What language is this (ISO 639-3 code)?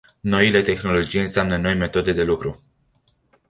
ron